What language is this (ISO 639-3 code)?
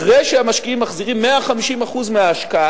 heb